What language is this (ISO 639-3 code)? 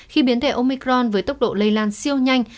vie